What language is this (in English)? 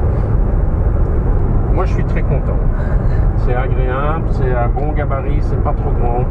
French